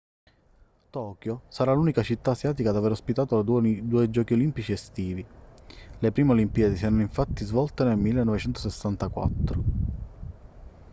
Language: Italian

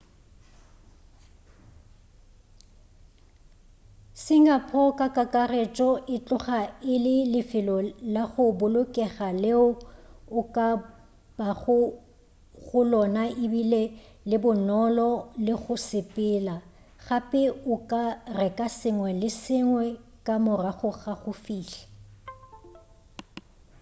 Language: Northern Sotho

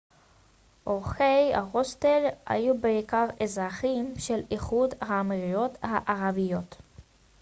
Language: Hebrew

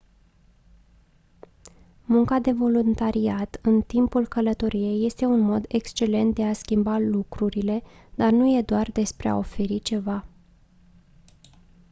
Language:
Romanian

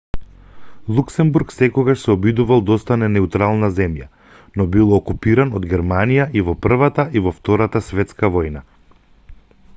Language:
Macedonian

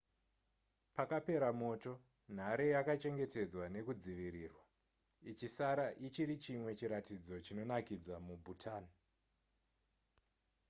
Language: Shona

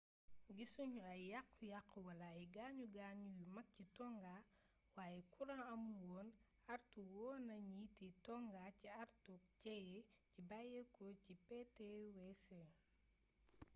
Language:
Wolof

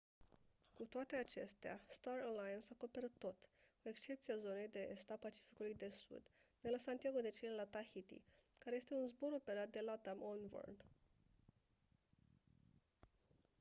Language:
Romanian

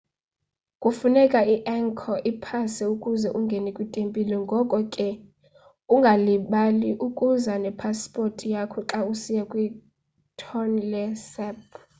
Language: Xhosa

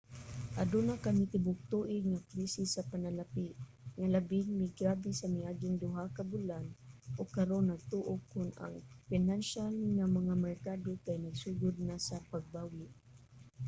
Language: Cebuano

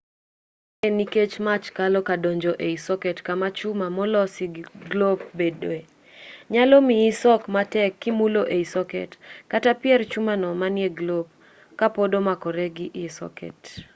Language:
Luo (Kenya and Tanzania)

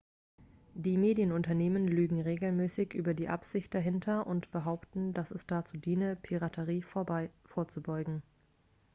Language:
German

